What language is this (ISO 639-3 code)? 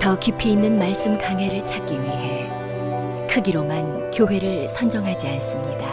kor